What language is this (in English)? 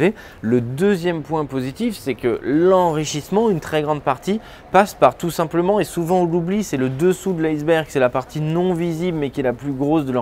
French